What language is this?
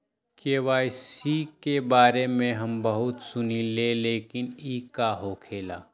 Magahi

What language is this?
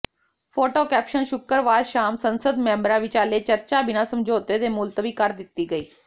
Punjabi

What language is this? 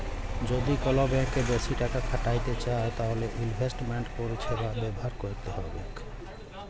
Bangla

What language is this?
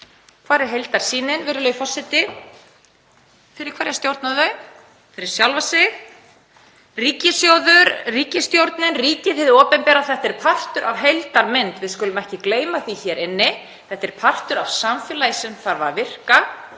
Icelandic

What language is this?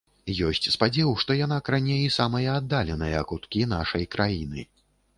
Belarusian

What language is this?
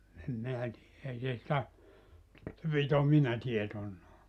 Finnish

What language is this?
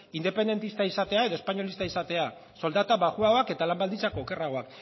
Basque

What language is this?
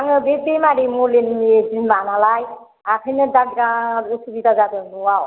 Bodo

